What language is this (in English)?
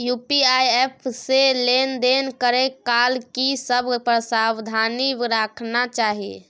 Maithili